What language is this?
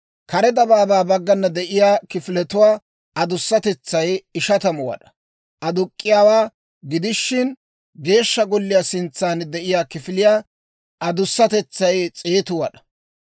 Dawro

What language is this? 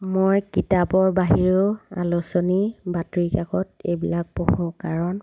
Assamese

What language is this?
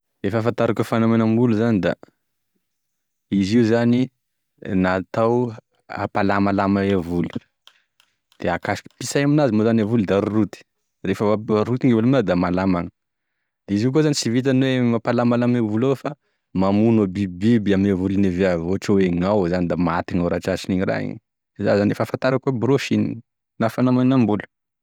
Tesaka Malagasy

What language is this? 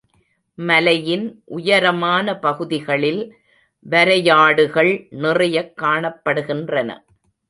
Tamil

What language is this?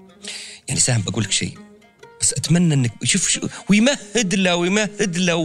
Arabic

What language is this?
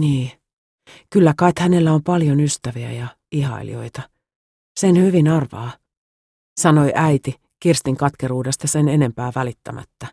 Finnish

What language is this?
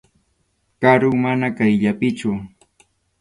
Arequipa-La Unión Quechua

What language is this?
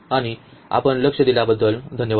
Marathi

